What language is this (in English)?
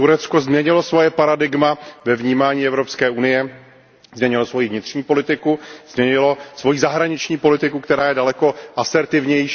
Czech